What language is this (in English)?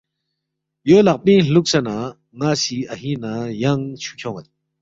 Balti